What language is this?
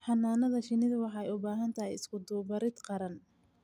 Somali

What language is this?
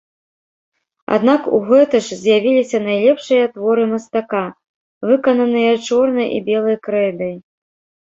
Belarusian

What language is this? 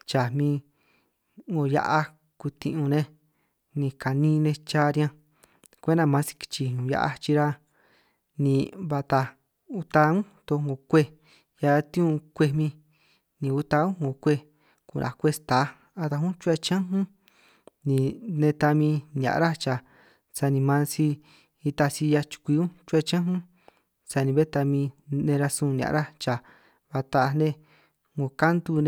San Martín Itunyoso Triqui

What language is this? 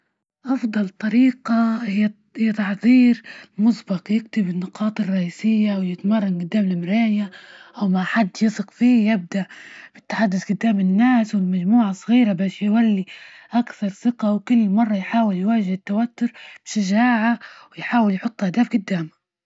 Libyan Arabic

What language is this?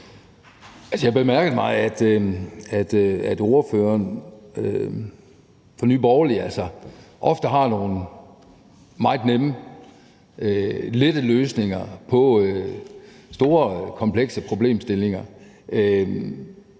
Danish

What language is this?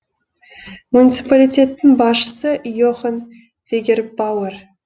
Kazakh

